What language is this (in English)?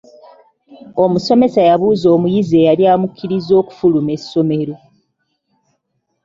Ganda